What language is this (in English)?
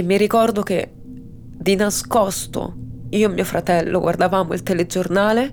Italian